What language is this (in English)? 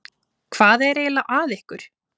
Icelandic